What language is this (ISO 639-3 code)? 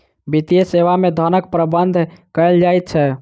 mai